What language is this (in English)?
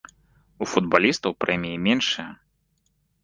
Belarusian